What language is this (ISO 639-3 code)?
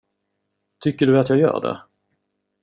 swe